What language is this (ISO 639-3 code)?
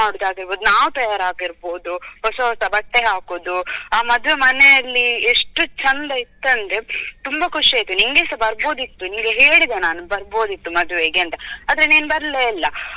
kan